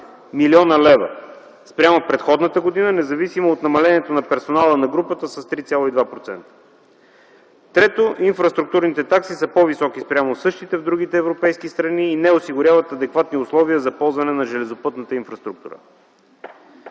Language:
Bulgarian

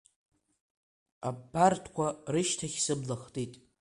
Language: Abkhazian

